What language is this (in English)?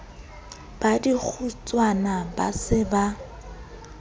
Southern Sotho